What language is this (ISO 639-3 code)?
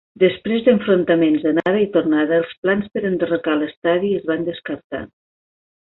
cat